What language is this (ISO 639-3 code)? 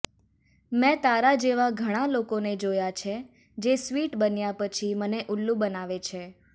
guj